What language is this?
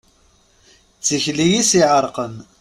Kabyle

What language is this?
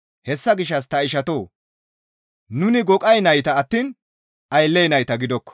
Gamo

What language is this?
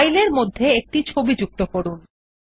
Bangla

